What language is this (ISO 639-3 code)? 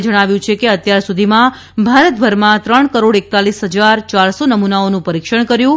guj